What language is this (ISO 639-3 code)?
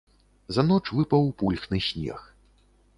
bel